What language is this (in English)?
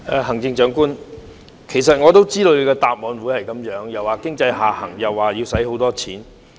Cantonese